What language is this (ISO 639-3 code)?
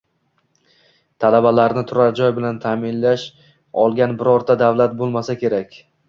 uzb